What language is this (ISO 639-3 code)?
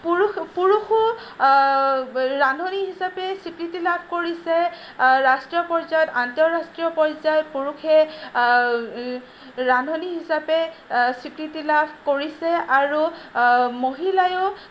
asm